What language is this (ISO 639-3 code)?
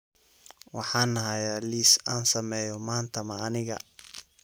som